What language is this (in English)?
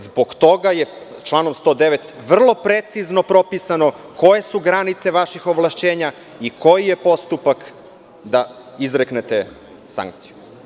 Serbian